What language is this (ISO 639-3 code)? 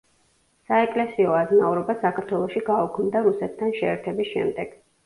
kat